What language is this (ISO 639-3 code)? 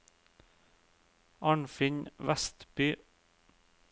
nor